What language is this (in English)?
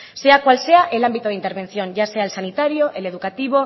Spanish